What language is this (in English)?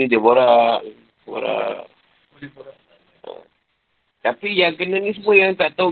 Malay